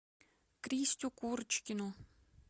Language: Russian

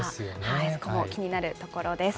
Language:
Japanese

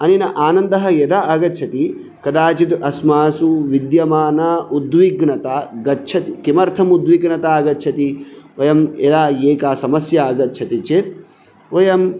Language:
Sanskrit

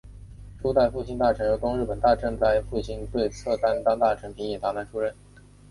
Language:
Chinese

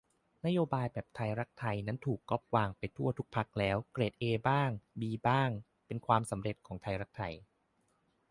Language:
Thai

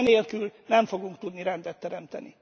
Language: Hungarian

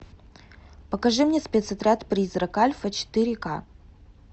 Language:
Russian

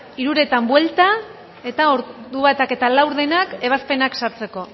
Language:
Basque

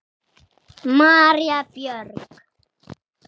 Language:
Icelandic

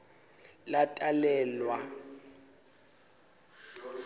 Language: Swati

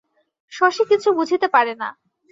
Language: Bangla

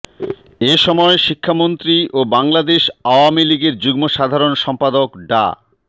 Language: Bangla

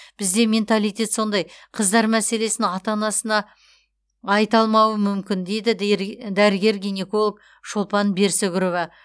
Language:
Kazakh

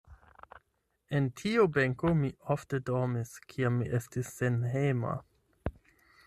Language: Esperanto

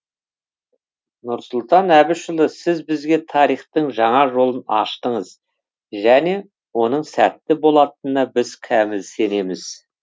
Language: Kazakh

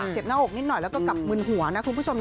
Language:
Thai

